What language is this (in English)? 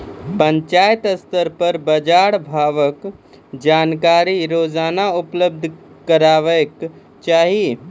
Maithili